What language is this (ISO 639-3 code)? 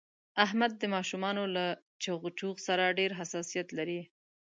pus